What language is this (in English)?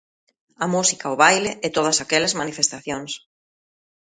Galician